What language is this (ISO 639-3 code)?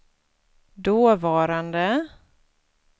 swe